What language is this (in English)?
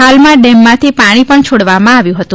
Gujarati